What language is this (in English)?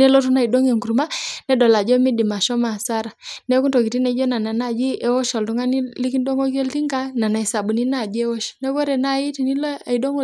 Masai